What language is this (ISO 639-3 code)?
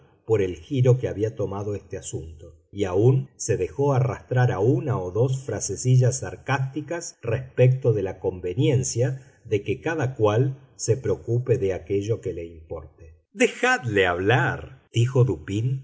spa